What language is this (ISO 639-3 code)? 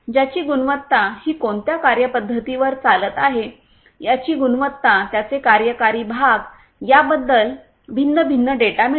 mar